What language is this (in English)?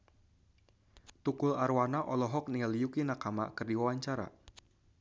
Sundanese